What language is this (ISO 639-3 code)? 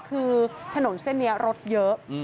tha